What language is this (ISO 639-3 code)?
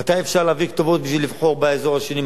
heb